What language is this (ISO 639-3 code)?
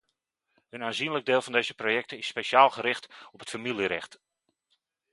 nld